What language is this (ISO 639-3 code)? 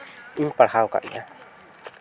sat